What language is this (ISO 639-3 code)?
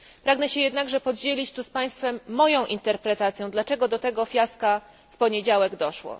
pol